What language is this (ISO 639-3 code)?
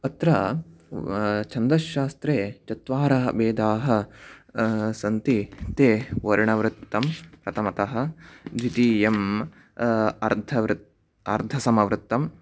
san